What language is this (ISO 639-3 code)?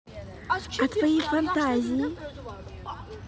rus